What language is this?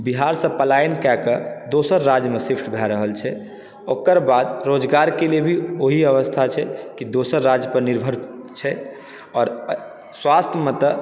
Maithili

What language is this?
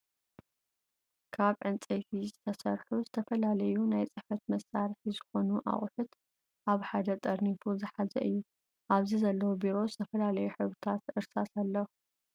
Tigrinya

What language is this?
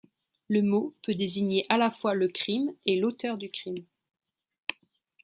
French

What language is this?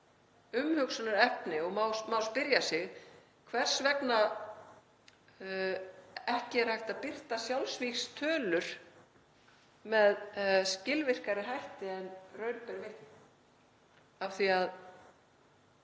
Icelandic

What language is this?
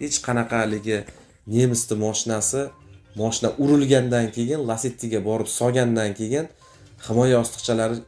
Turkish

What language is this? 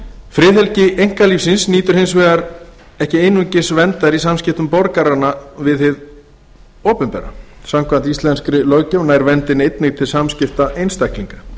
Icelandic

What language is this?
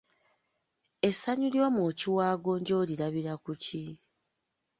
Ganda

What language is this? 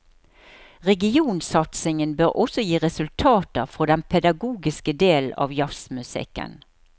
Norwegian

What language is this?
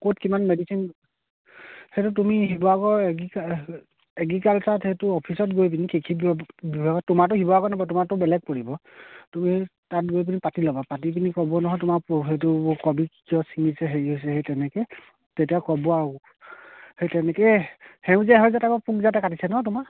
Assamese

